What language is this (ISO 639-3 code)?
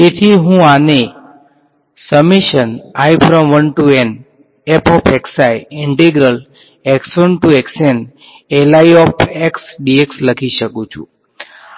guj